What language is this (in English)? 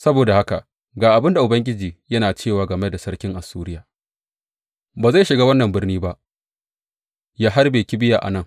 Hausa